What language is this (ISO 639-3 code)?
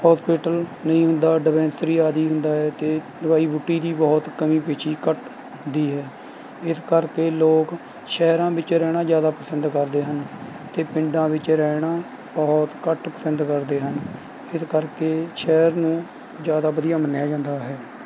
pan